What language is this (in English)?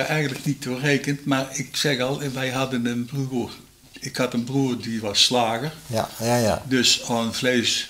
Dutch